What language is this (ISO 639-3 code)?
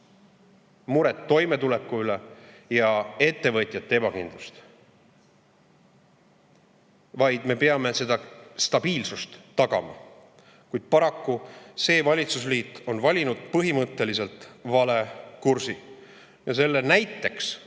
est